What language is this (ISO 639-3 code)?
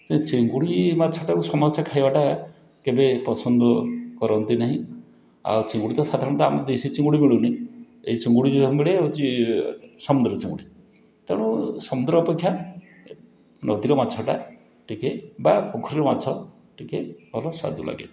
ori